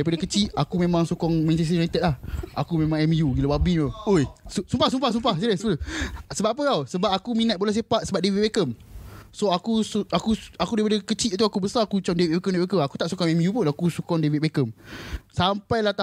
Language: Malay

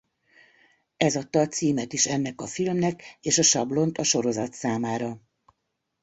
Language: Hungarian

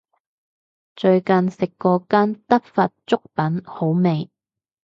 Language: Cantonese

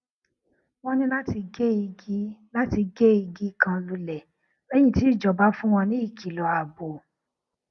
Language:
Yoruba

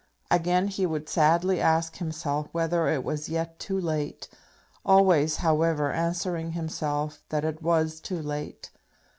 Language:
English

